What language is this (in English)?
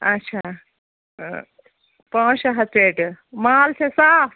Kashmiri